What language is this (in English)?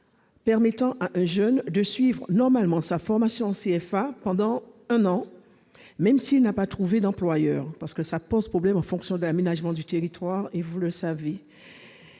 French